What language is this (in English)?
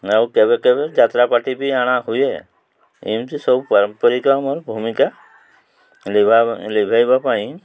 Odia